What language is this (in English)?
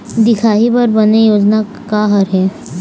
Chhattisgarhi